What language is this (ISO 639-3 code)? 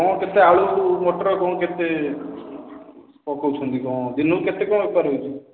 ori